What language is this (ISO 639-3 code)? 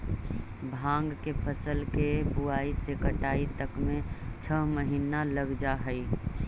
mag